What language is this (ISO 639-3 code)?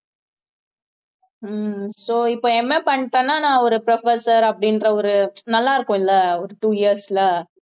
tam